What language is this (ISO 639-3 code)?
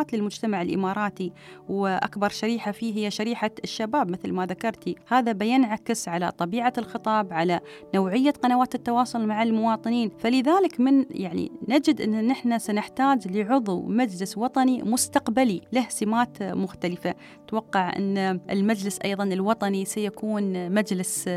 ara